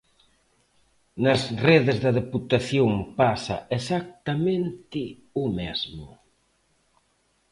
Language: Galician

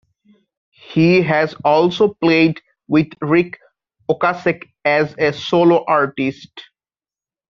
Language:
English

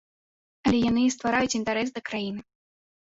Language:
Belarusian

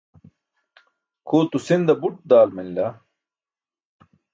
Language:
Burushaski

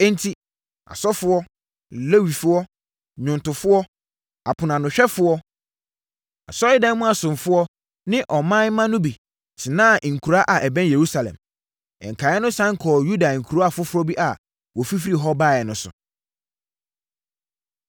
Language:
Akan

